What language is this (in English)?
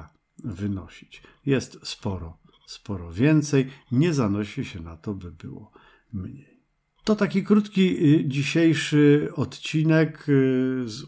Polish